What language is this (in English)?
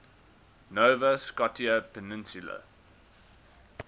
English